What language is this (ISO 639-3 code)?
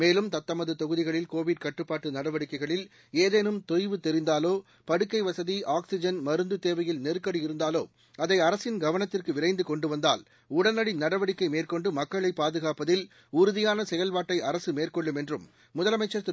tam